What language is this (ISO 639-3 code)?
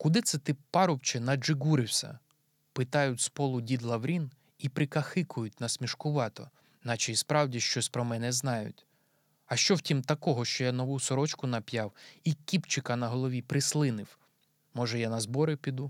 ukr